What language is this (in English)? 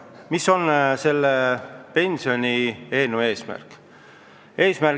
Estonian